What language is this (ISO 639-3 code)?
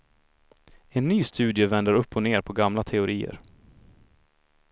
swe